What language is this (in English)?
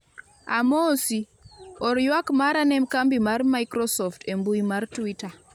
Luo (Kenya and Tanzania)